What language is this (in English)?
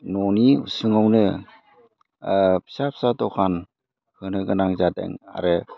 Bodo